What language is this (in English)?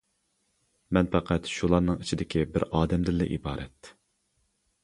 Uyghur